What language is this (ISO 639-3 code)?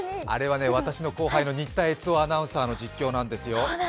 jpn